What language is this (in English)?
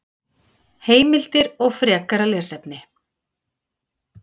Icelandic